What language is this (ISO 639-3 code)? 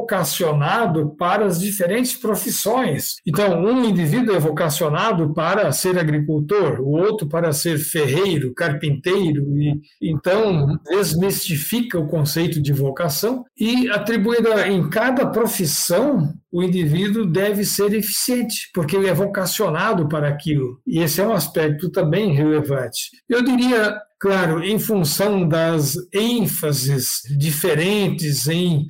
por